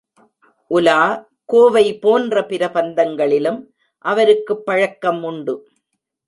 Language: Tamil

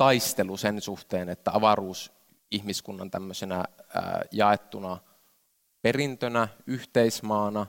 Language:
Finnish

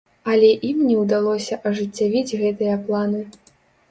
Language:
Belarusian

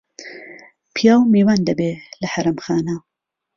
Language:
Central Kurdish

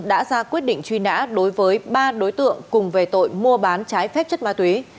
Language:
Vietnamese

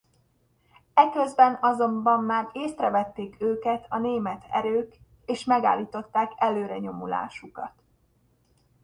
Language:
Hungarian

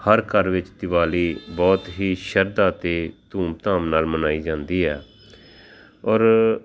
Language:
Punjabi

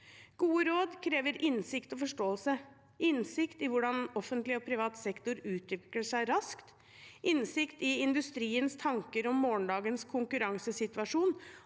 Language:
Norwegian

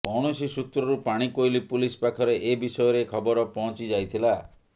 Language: Odia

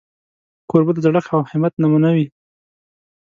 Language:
Pashto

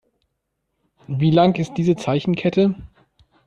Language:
German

